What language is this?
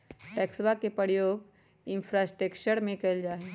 Magahi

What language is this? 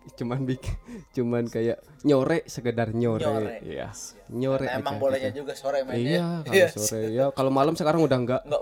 Indonesian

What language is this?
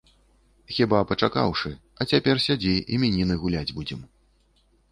Belarusian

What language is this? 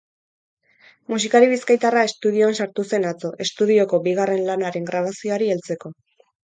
Basque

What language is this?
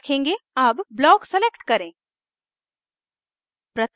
Hindi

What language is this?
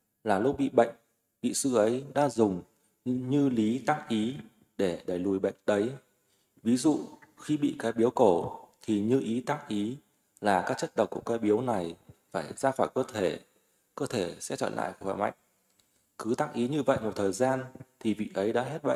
Vietnamese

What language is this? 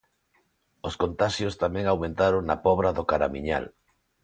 Galician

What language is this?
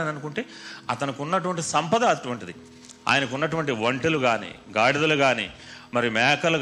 Telugu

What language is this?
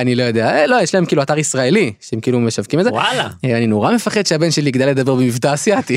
Hebrew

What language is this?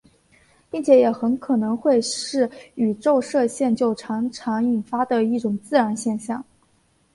Chinese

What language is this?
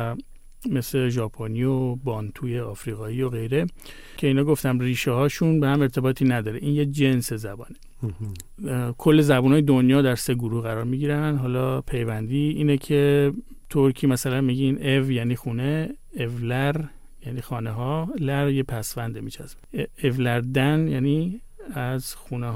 Persian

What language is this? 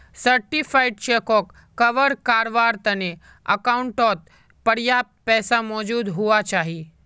Magahi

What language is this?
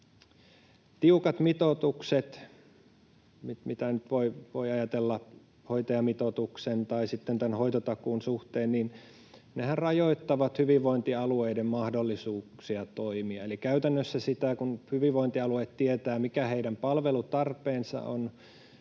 Finnish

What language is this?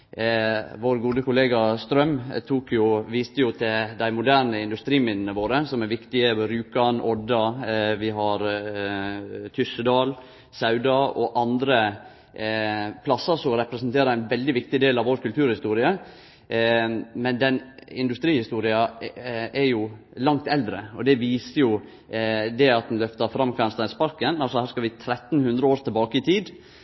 Norwegian Nynorsk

